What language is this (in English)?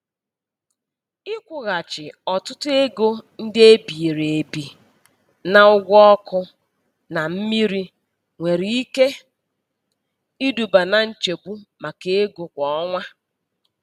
Igbo